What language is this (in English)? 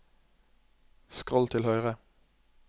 Norwegian